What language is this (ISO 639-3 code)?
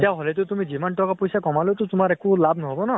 asm